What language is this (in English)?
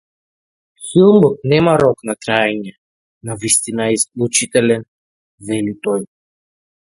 Macedonian